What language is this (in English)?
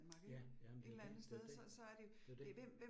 Danish